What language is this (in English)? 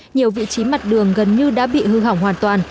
Vietnamese